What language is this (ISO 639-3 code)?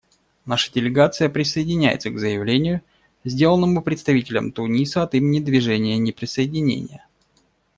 rus